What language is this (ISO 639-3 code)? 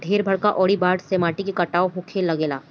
bho